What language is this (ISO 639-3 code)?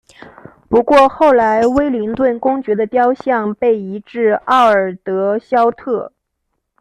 zho